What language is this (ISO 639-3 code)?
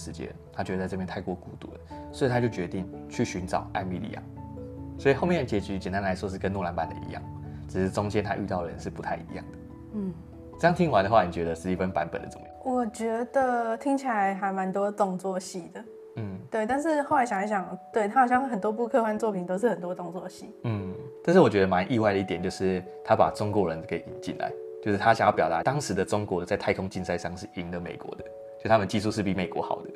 zho